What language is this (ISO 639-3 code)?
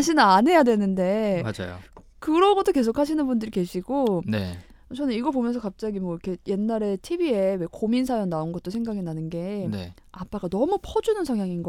kor